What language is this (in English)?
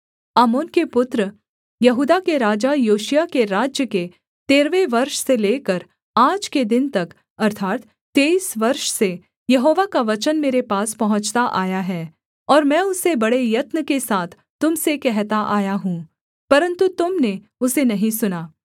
Hindi